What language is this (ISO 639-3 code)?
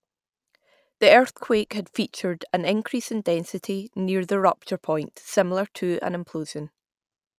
eng